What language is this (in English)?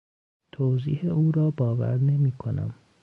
Persian